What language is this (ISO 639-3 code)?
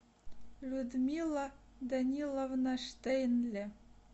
rus